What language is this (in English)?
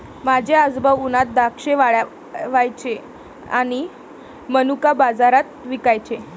Marathi